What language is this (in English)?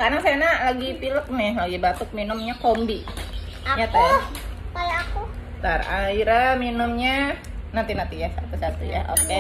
Indonesian